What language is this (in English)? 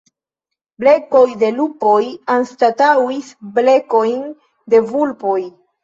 Esperanto